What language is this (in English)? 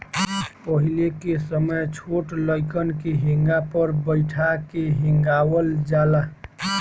Bhojpuri